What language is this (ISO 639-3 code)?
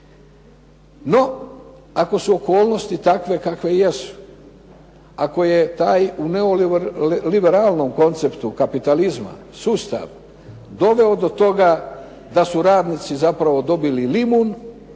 hrv